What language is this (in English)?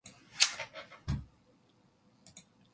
Korean